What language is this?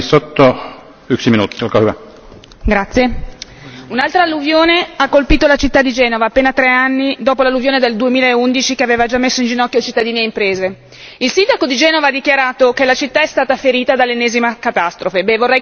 Italian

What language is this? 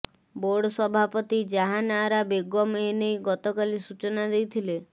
Odia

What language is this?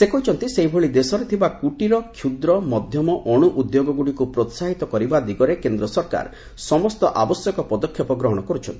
Odia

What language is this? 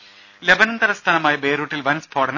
Malayalam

